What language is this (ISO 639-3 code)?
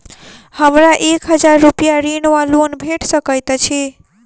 mai